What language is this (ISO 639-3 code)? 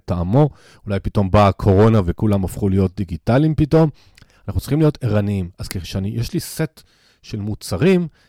heb